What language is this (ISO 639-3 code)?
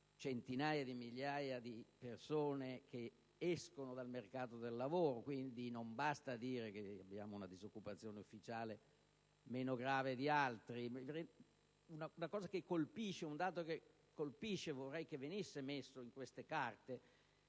ita